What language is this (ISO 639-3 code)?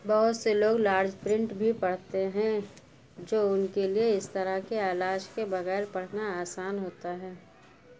urd